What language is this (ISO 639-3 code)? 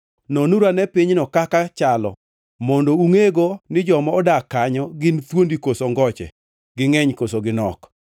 luo